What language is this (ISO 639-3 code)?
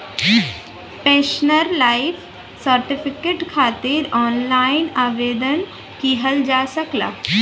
bho